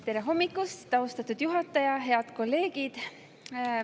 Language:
Estonian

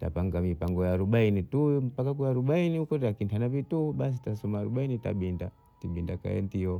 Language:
Bondei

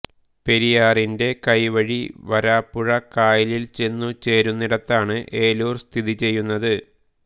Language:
Malayalam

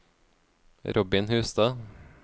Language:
Norwegian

